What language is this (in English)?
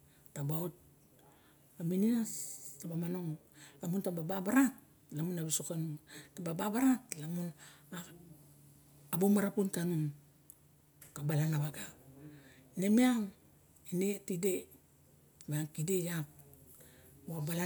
Barok